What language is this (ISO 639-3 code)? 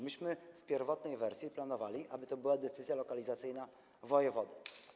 pol